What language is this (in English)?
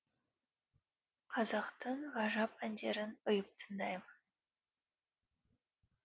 Kazakh